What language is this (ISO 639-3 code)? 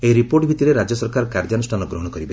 ori